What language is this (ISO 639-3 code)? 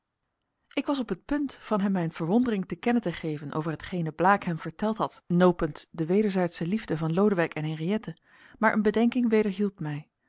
nld